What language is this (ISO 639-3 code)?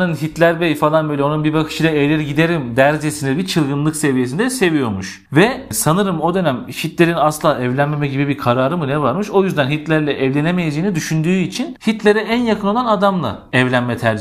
tur